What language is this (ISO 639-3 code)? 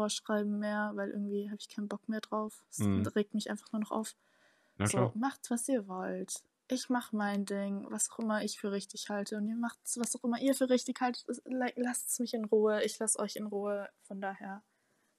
deu